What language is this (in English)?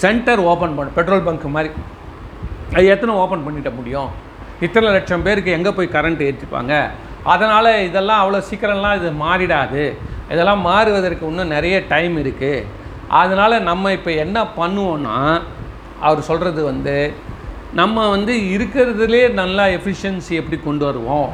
Tamil